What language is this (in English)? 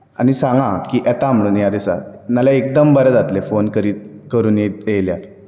Konkani